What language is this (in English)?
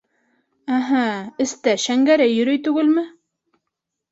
Bashkir